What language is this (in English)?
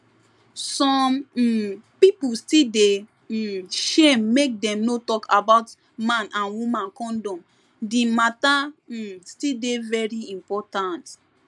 Nigerian Pidgin